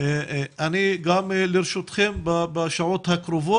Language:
Hebrew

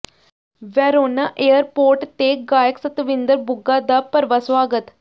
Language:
Punjabi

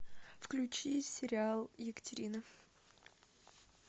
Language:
Russian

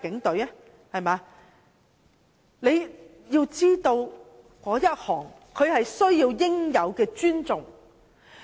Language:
Cantonese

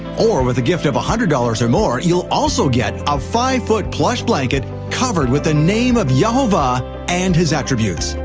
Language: English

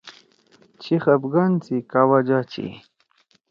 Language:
Torwali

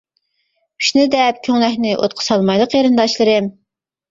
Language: Uyghur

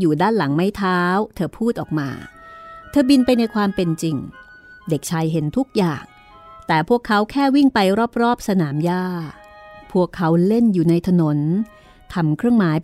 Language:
Thai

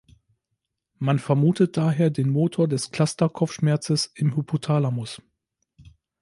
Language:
German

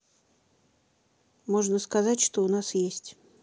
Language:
Russian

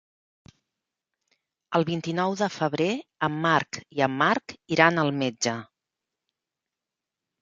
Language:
Catalan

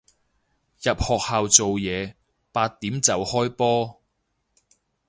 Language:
Cantonese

